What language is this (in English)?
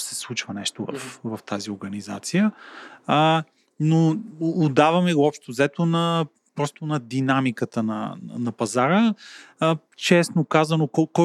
Bulgarian